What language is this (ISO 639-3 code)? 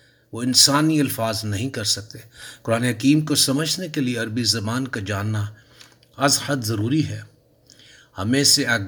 urd